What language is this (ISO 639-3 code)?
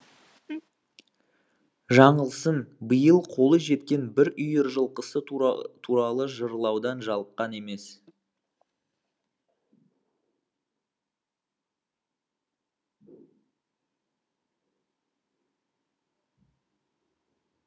kaz